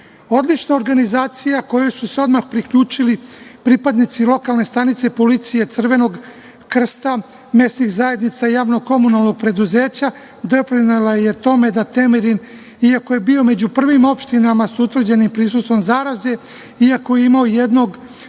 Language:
Serbian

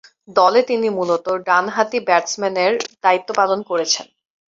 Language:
Bangla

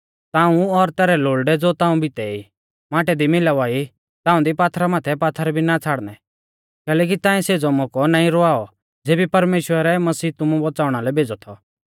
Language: Mahasu Pahari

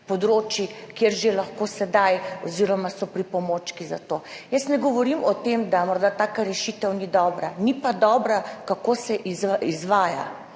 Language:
Slovenian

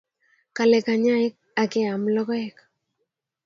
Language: Kalenjin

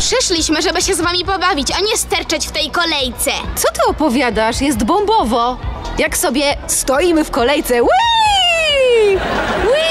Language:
Polish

